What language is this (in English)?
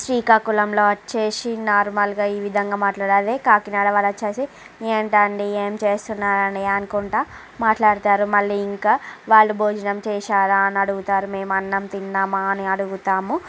Telugu